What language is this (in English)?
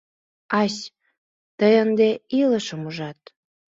Mari